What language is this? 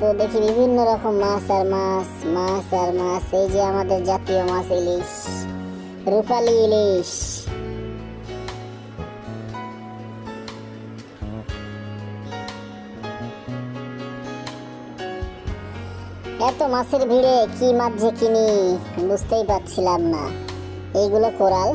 Turkish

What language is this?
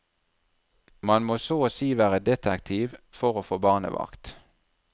Norwegian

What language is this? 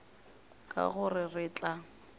Northern Sotho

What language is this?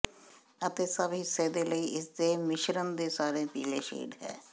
Punjabi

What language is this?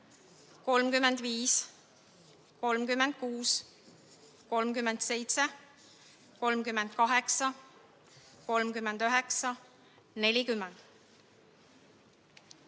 Estonian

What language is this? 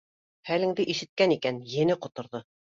Bashkir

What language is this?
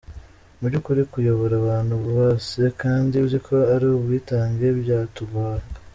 Kinyarwanda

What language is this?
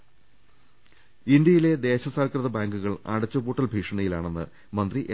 Malayalam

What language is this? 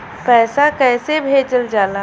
Bhojpuri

